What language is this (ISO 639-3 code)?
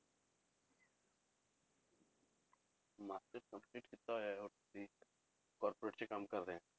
pan